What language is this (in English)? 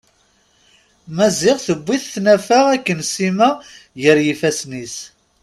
Kabyle